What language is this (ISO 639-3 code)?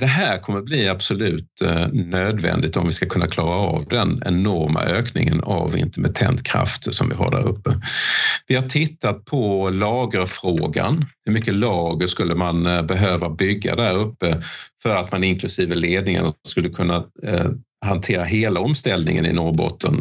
swe